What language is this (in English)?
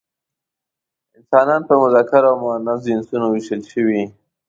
Pashto